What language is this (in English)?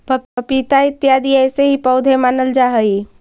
Magahi